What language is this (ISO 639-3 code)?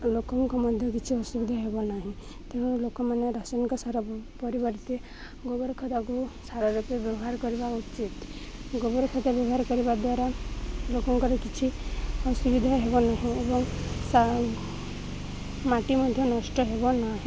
ori